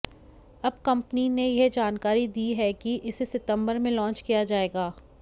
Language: Hindi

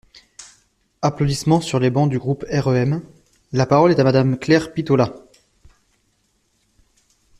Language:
French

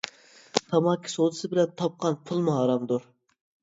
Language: Uyghur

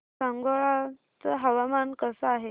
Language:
Marathi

